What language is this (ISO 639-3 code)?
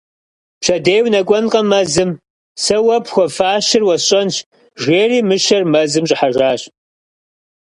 kbd